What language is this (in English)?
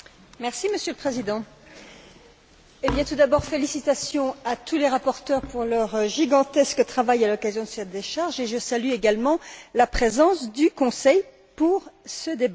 French